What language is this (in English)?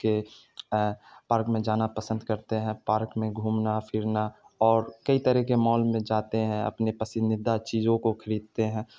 Urdu